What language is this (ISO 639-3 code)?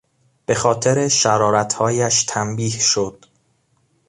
fas